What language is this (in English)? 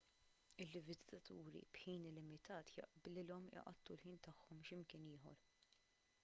Maltese